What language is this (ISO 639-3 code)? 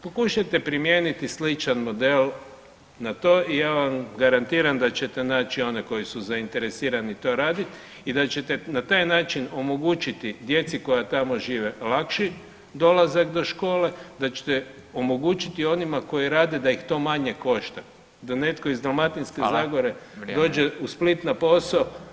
hrv